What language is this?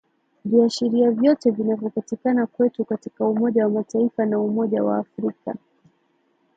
Swahili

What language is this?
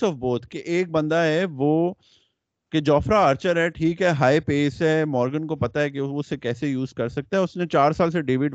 Urdu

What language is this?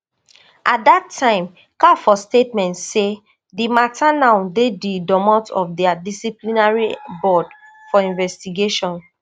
Nigerian Pidgin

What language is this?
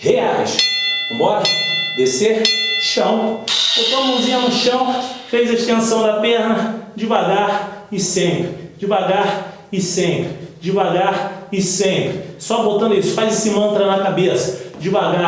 Portuguese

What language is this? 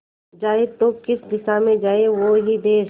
Hindi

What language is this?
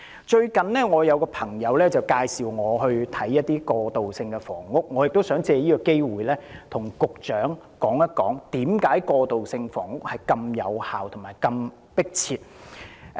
Cantonese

